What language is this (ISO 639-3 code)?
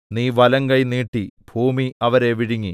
mal